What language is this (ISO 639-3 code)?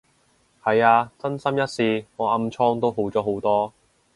yue